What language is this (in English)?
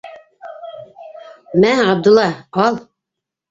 Bashkir